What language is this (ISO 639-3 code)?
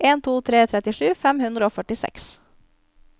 nor